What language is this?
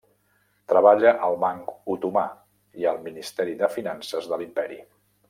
Catalan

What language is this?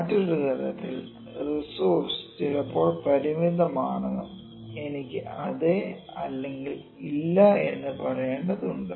Malayalam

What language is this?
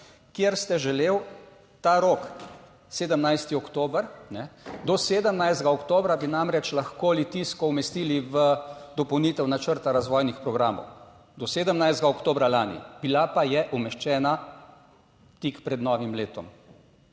Slovenian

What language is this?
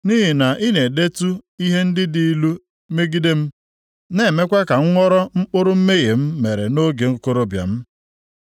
Igbo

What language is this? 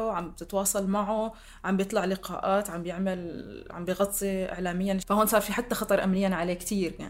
Arabic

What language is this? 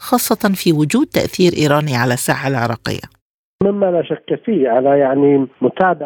Arabic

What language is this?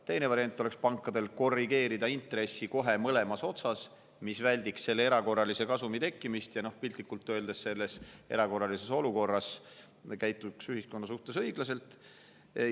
Estonian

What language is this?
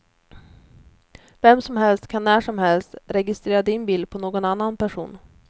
Swedish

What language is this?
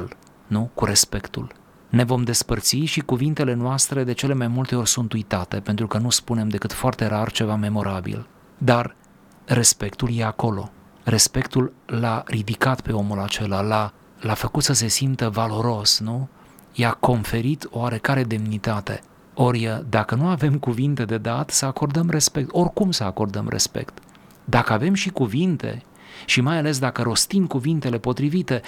Romanian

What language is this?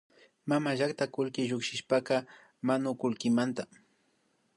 Imbabura Highland Quichua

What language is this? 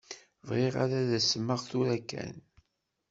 Kabyle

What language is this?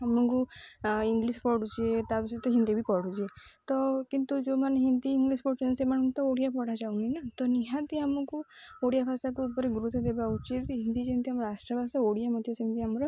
Odia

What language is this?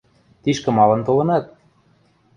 Western Mari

